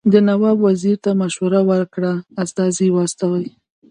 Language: Pashto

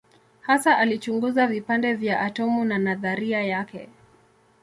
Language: Swahili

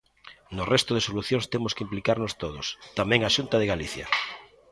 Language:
Galician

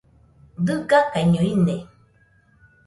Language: Nüpode Huitoto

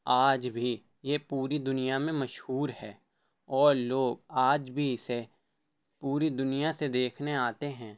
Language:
Urdu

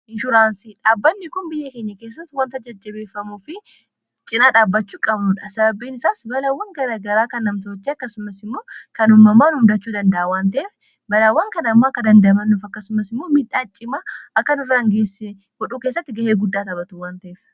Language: Oromo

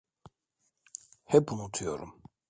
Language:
Turkish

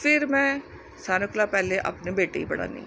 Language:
Dogri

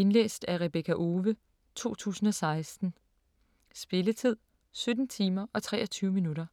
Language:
Danish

